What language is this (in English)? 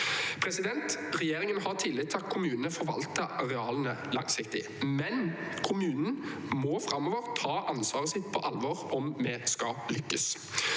Norwegian